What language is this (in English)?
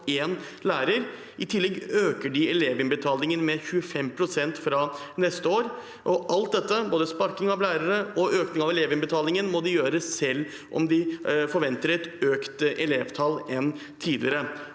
Norwegian